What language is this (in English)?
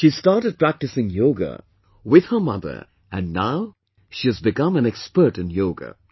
English